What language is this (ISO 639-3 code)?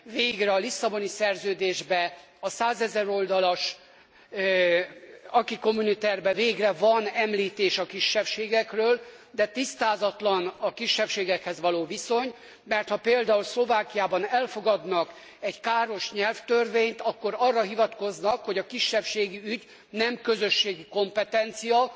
hun